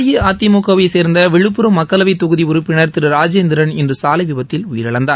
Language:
Tamil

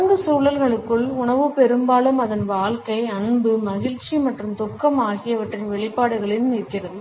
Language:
Tamil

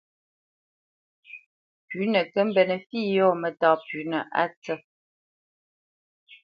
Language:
Bamenyam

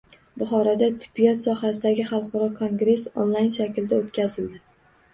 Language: Uzbek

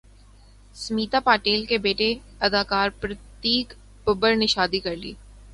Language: Urdu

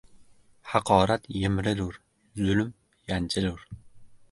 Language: Uzbek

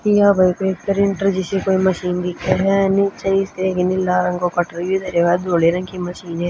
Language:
Haryanvi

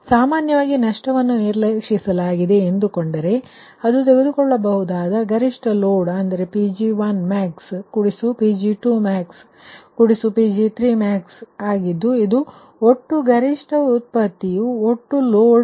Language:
Kannada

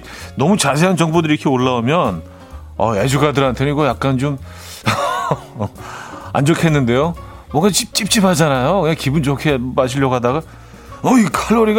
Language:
Korean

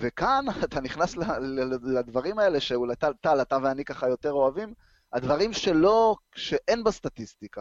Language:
Hebrew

